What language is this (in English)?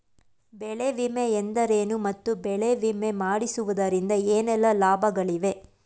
Kannada